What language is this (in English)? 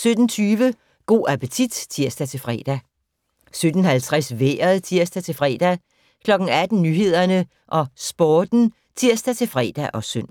Danish